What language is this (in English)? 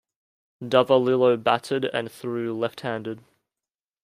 English